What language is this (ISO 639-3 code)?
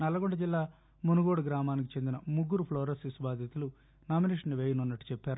tel